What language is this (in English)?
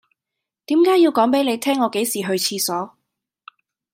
Cantonese